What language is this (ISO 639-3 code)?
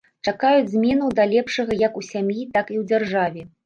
bel